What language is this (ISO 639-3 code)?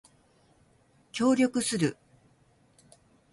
jpn